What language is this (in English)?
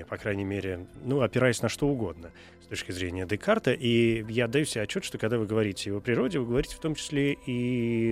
Russian